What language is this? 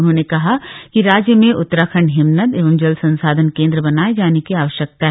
Hindi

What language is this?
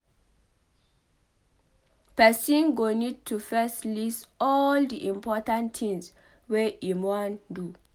Nigerian Pidgin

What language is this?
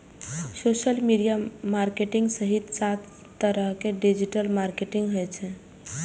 Maithili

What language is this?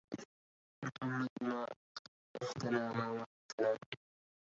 Arabic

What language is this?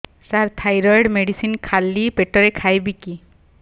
Odia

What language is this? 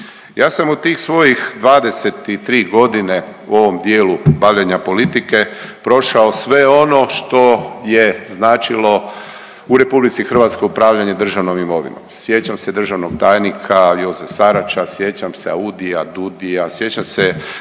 Croatian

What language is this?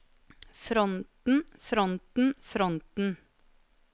Norwegian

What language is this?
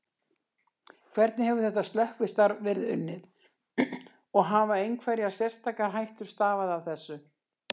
Icelandic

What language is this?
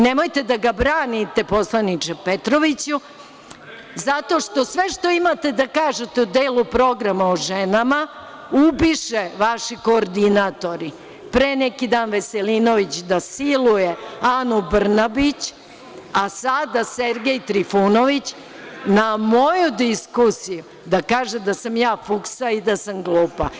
Serbian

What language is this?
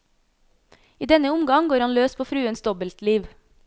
Norwegian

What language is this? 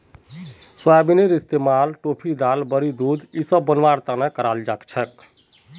Magahi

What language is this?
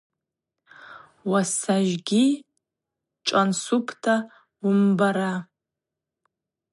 Abaza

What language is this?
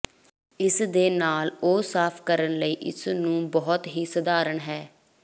Punjabi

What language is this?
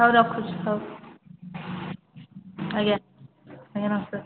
Odia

